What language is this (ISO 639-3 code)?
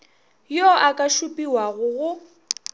nso